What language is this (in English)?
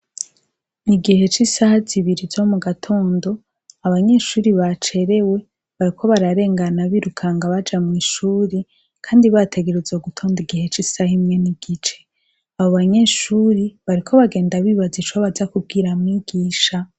Rundi